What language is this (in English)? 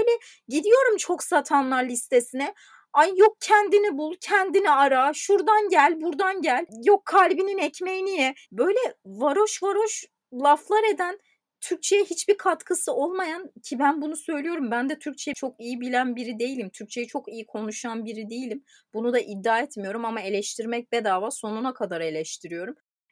Turkish